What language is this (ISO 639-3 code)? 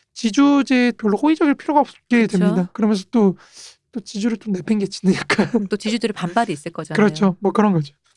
kor